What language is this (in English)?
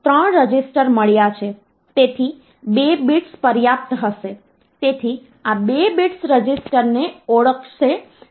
Gujarati